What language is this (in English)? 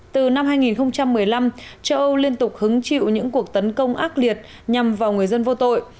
Vietnamese